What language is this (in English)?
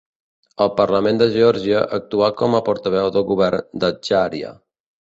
Catalan